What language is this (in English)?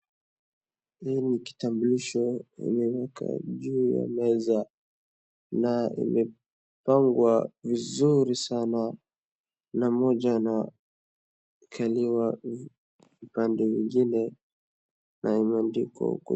Swahili